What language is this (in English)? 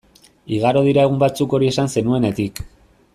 Basque